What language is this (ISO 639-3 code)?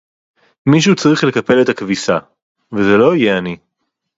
heb